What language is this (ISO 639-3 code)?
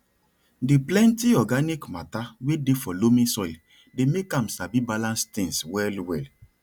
pcm